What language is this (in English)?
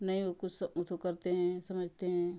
Hindi